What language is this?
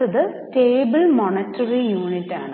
Malayalam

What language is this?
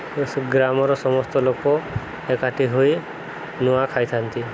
Odia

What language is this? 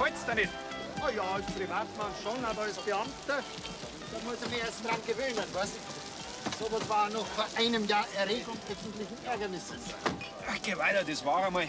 German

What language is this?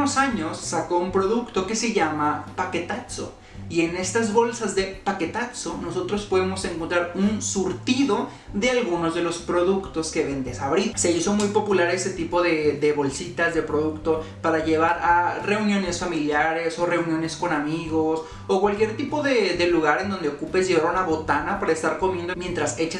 Spanish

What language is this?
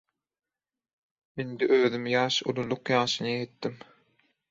Turkmen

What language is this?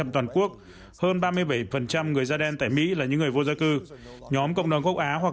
Vietnamese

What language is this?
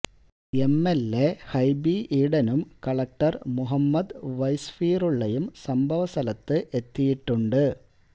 Malayalam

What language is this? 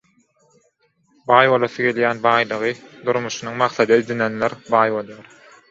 Turkmen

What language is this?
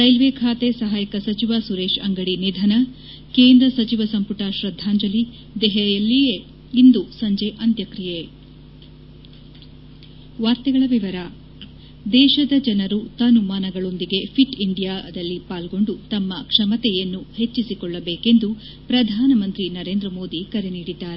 Kannada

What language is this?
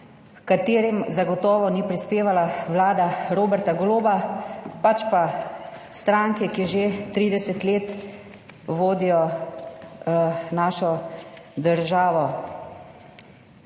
Slovenian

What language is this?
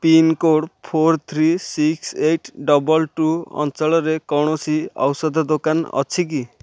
Odia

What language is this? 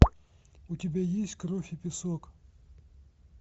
Russian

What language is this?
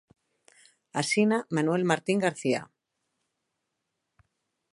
Galician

